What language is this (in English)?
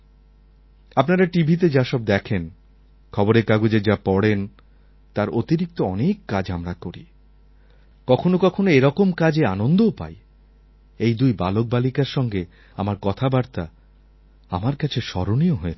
Bangla